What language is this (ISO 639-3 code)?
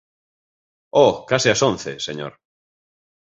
glg